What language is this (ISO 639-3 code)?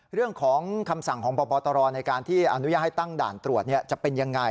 tha